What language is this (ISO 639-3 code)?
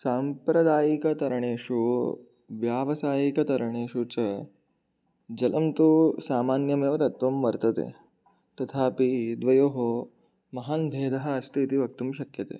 san